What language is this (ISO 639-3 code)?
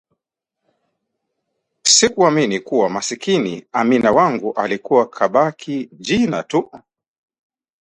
swa